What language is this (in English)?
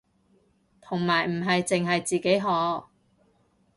Cantonese